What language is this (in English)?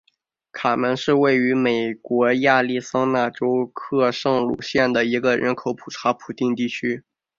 Chinese